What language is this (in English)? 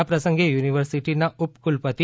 Gujarati